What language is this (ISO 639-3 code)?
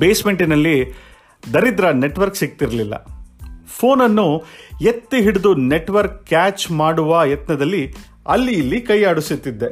kan